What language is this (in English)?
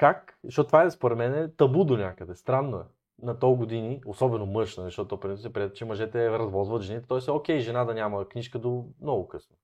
Bulgarian